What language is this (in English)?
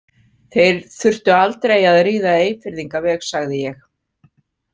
Icelandic